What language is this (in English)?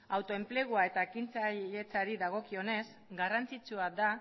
Basque